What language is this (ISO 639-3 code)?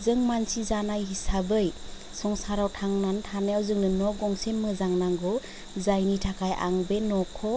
brx